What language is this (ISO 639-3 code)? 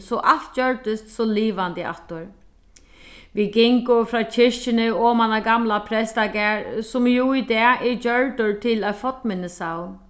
fao